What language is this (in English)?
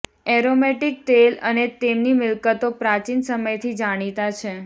Gujarati